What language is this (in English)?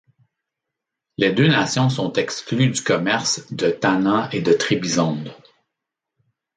French